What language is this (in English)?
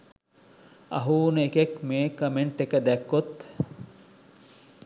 Sinhala